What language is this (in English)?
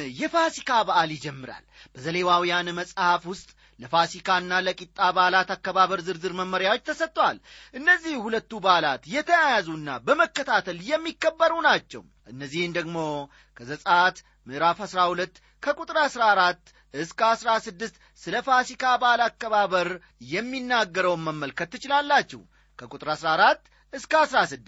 Amharic